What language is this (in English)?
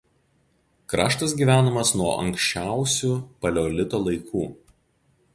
Lithuanian